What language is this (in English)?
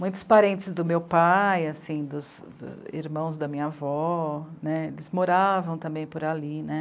Portuguese